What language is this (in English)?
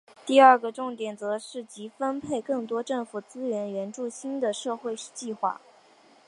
Chinese